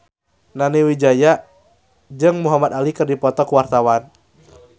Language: Sundanese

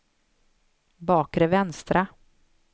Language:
Swedish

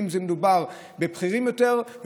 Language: Hebrew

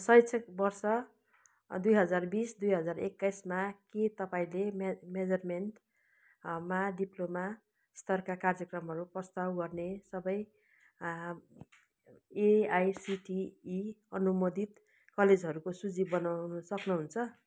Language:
Nepali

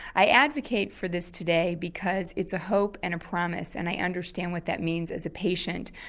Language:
English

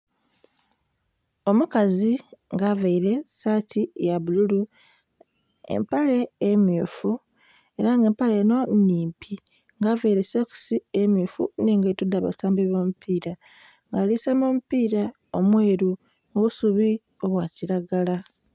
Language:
Soga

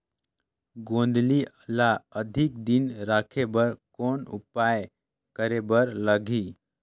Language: Chhattisgarhi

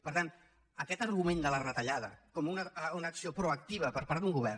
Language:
Catalan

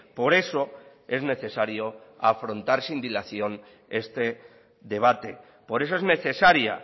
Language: Spanish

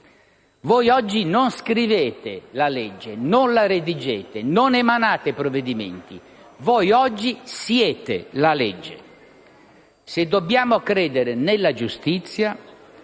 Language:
Italian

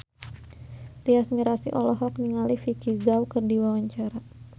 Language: Sundanese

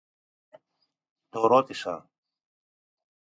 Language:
Greek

